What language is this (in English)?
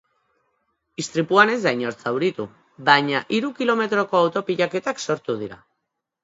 Basque